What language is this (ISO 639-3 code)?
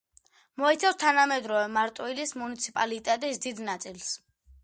kat